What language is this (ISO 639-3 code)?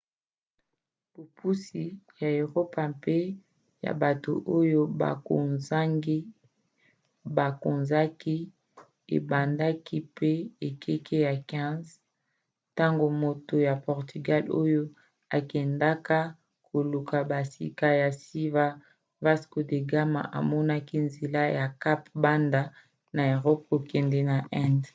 lin